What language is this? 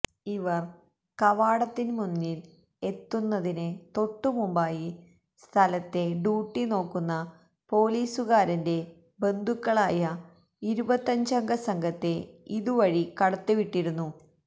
Malayalam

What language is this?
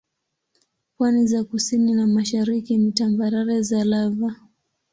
Swahili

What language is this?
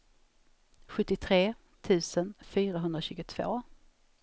Swedish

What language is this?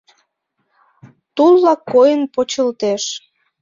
Mari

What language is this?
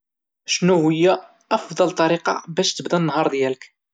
Moroccan Arabic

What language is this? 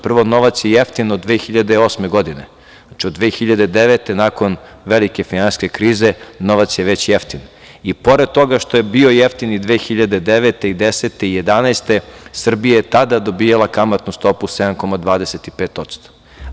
Serbian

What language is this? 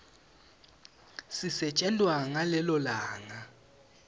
Swati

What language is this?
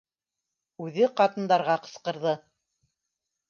Bashkir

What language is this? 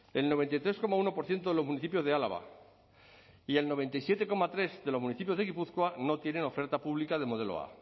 Spanish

